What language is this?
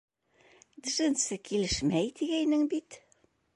Bashkir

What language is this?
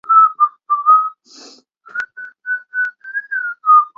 Chinese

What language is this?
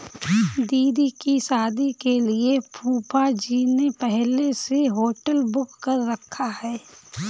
Hindi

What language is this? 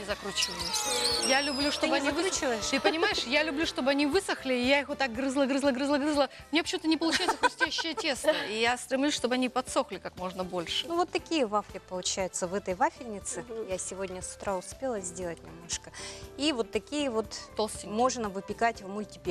Russian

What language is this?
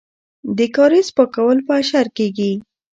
Pashto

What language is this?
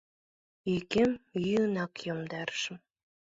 Mari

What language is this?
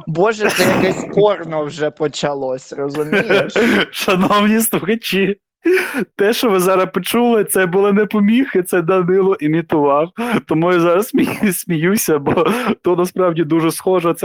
Ukrainian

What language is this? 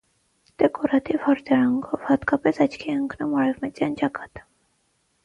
Armenian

